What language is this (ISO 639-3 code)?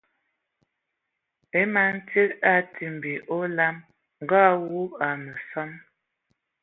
ewo